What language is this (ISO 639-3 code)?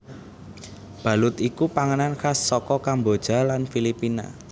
jav